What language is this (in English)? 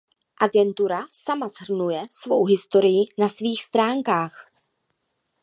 Czech